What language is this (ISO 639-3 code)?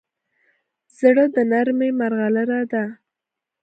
pus